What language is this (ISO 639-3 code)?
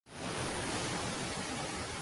uzb